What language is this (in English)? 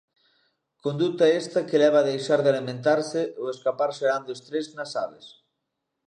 Galician